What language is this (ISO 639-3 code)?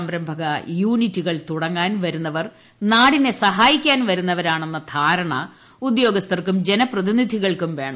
mal